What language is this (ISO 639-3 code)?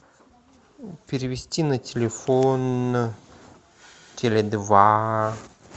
rus